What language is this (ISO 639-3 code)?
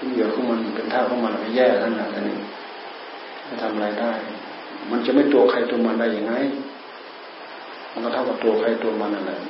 tha